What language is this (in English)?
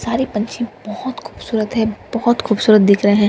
Hindi